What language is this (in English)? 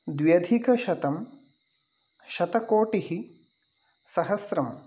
Sanskrit